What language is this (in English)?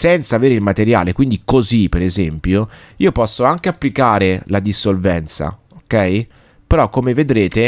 Italian